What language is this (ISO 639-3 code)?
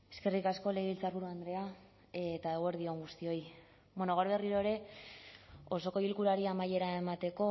eus